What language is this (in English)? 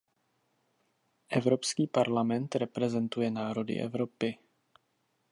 Czech